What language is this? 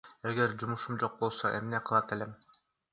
Kyrgyz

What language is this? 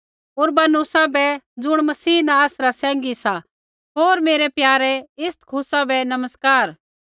Kullu Pahari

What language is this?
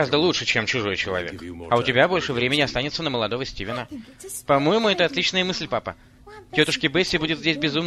Russian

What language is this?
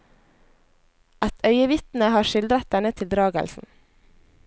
Norwegian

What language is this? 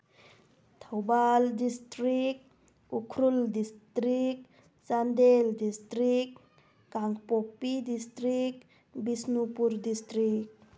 Manipuri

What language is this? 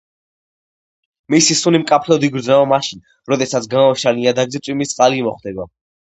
Georgian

